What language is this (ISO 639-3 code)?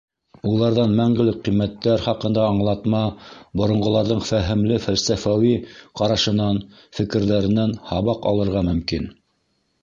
bak